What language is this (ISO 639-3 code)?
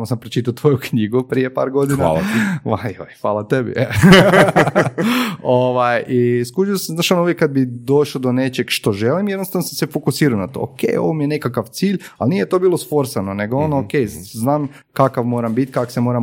hrv